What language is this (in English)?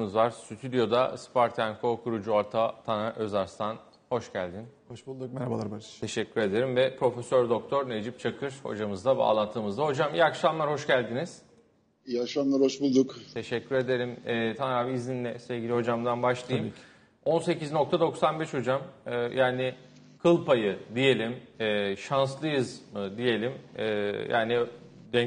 Turkish